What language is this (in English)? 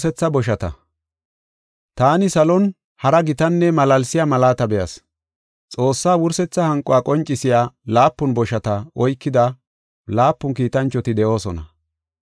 Gofa